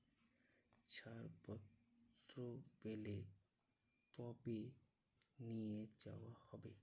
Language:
Bangla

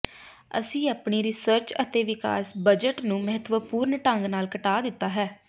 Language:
Punjabi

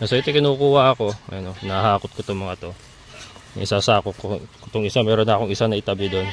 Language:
Filipino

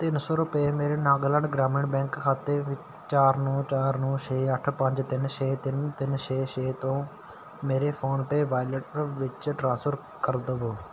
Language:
Punjabi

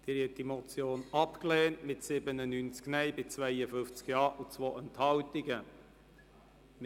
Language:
Swiss German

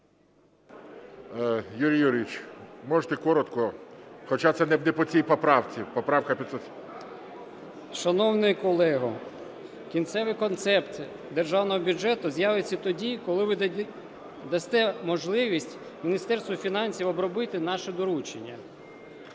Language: Ukrainian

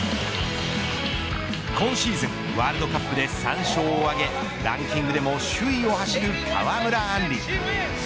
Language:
Japanese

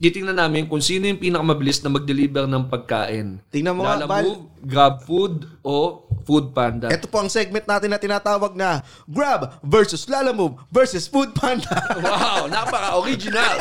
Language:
Filipino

